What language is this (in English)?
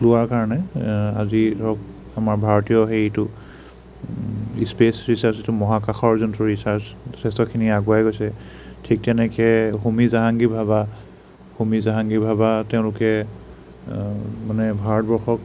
Assamese